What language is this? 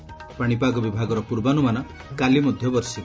Odia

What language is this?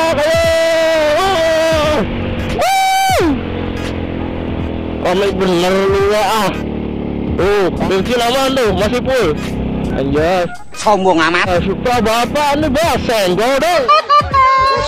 Indonesian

